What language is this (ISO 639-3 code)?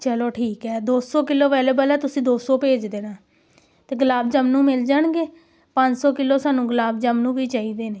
pan